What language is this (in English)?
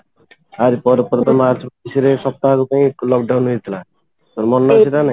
Odia